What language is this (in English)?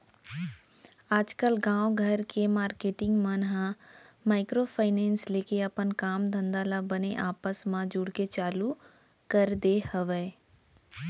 Chhattisgarhi